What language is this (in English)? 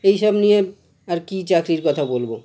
Bangla